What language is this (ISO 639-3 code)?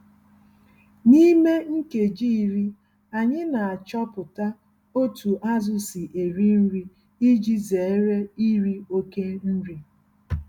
ibo